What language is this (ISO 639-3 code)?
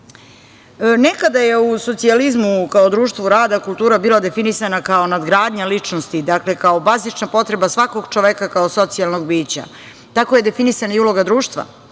srp